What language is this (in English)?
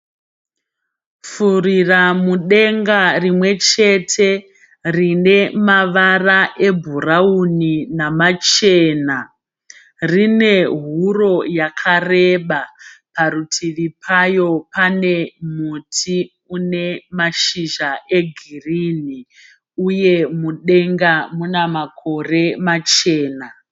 Shona